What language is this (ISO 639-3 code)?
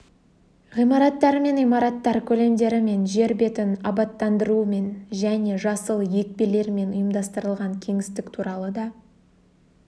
kaz